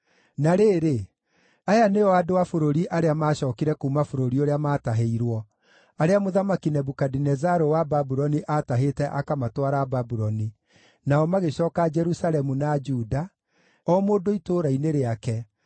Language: Kikuyu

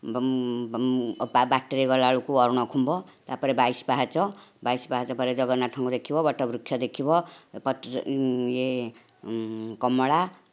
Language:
Odia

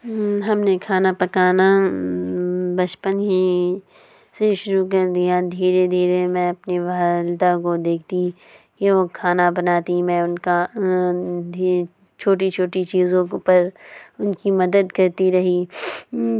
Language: Urdu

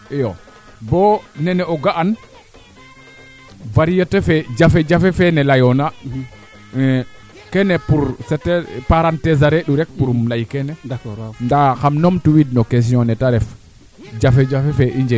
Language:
Serer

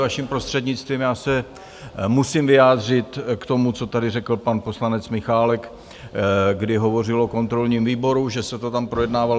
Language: Czech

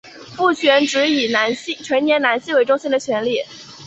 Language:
Chinese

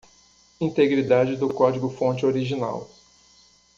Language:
Portuguese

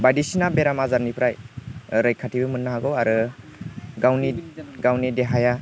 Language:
Bodo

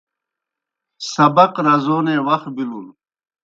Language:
Kohistani Shina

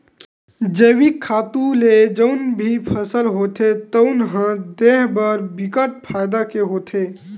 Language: Chhattisgarhi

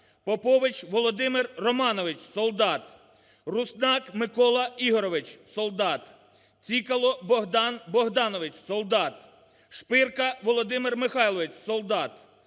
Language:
Ukrainian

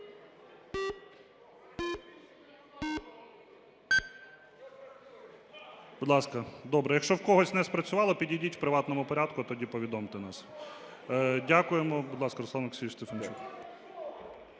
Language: Ukrainian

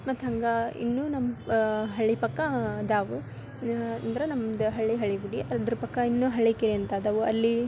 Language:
Kannada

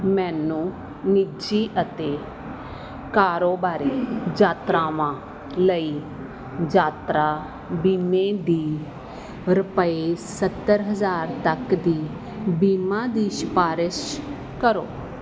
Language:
Punjabi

